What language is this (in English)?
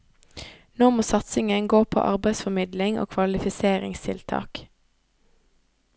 Norwegian